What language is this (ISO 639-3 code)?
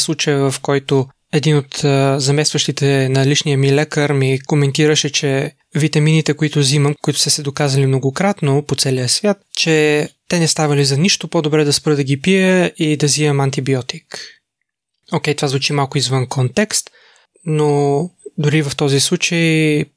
bul